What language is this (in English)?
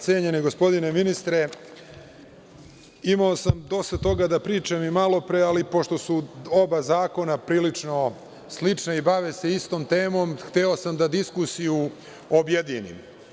Serbian